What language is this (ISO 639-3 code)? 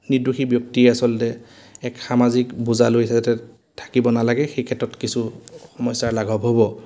asm